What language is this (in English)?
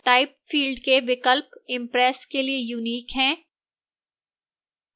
Hindi